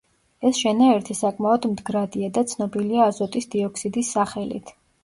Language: Georgian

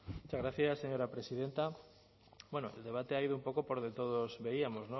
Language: Spanish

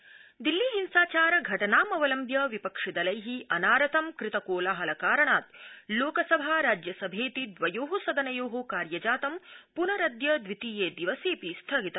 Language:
Sanskrit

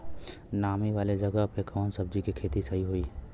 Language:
Bhojpuri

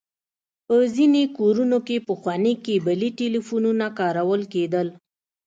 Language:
Pashto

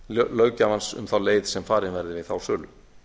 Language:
Icelandic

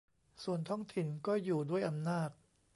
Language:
Thai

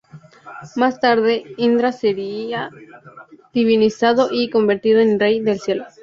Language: Spanish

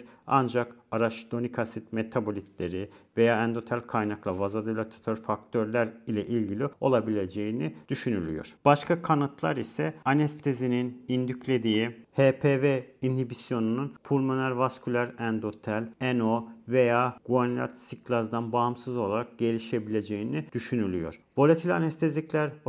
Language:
Turkish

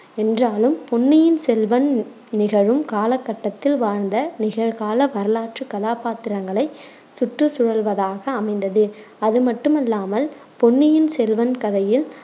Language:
Tamil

